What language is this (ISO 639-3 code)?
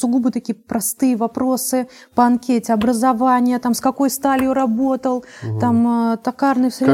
rus